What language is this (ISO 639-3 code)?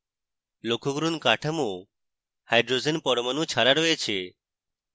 ben